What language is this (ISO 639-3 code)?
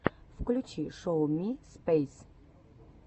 rus